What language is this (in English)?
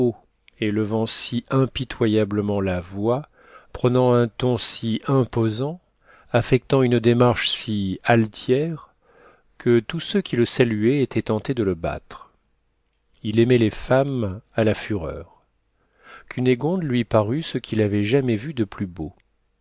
French